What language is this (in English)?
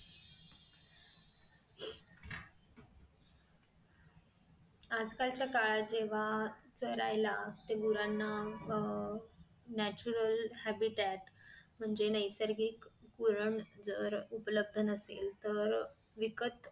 Marathi